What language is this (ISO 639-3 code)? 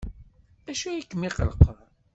kab